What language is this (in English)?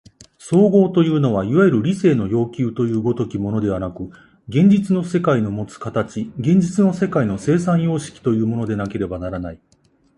Japanese